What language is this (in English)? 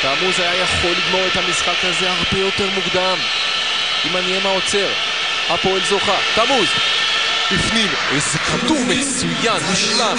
Hebrew